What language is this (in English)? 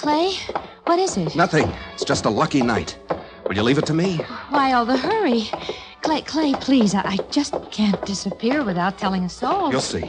English